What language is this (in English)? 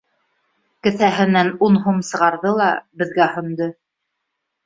Bashkir